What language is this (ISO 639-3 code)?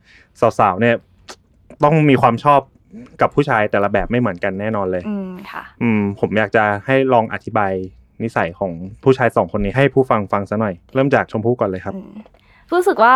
tha